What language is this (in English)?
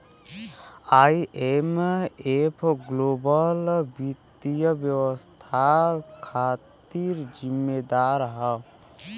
Bhojpuri